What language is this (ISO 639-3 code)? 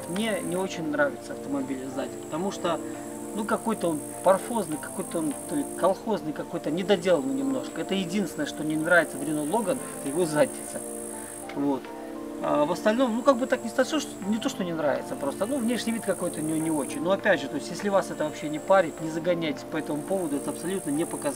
rus